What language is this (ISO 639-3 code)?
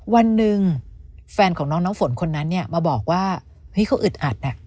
tha